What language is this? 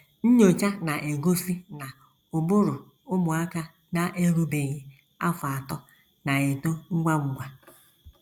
Igbo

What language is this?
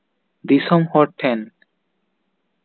Santali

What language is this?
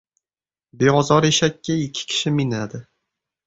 Uzbek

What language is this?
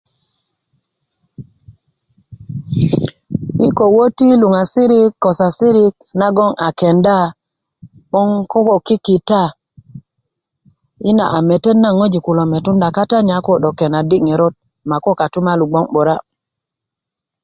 Kuku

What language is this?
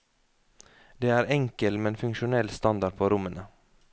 Norwegian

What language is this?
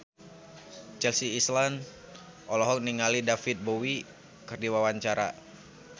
Sundanese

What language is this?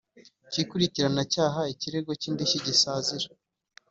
Kinyarwanda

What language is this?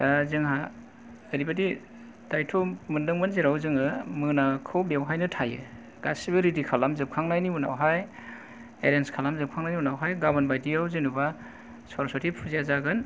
Bodo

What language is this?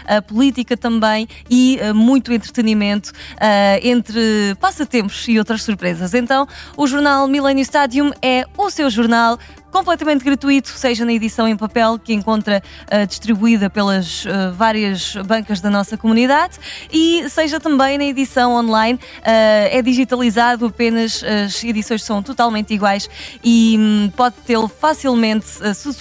Portuguese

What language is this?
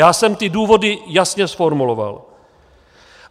Czech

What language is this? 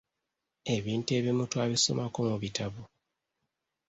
Ganda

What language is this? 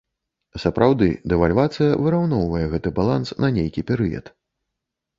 Belarusian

